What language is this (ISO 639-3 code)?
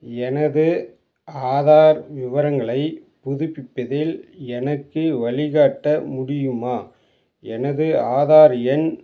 tam